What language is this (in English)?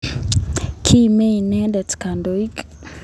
Kalenjin